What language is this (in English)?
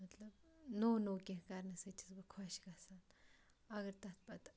Kashmiri